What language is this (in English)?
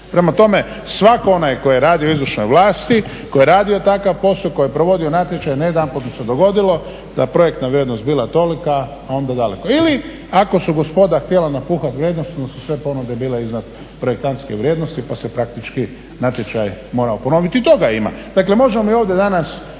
Croatian